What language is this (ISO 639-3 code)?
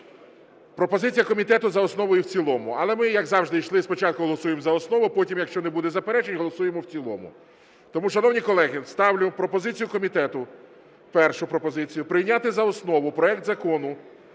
ukr